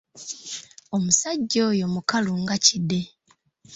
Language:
Ganda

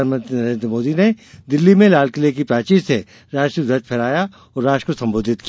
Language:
Hindi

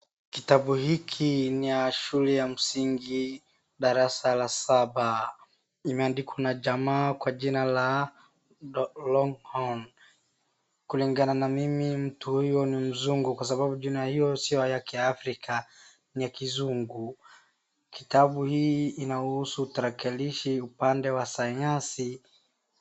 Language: Swahili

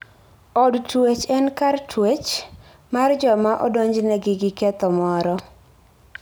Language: Luo (Kenya and Tanzania)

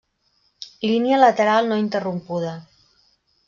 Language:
Catalan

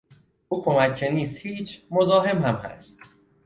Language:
Persian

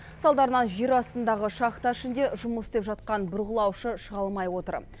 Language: Kazakh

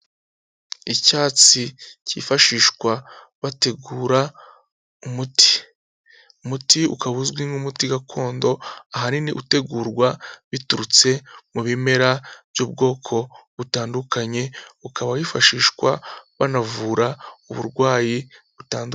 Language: Kinyarwanda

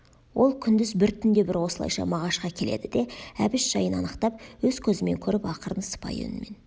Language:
Kazakh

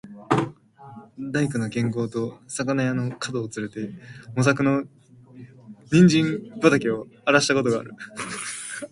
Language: Japanese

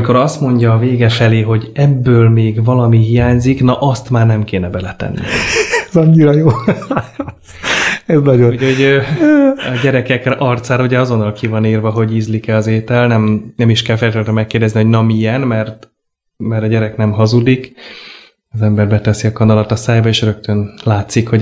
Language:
Hungarian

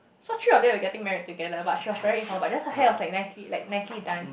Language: English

